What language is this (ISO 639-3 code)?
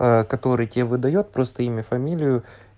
rus